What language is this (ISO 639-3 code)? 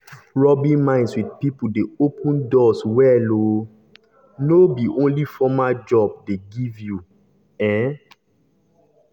pcm